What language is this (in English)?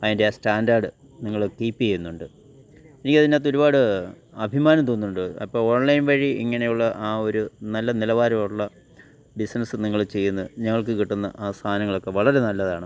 Malayalam